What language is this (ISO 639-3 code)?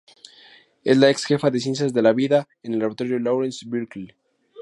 spa